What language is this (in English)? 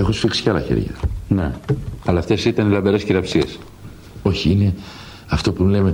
Greek